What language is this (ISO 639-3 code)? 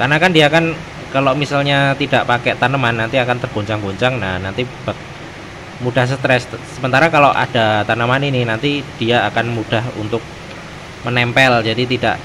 ind